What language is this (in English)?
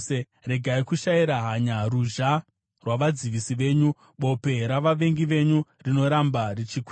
Shona